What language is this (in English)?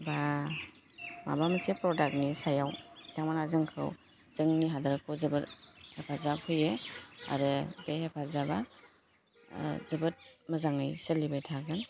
Bodo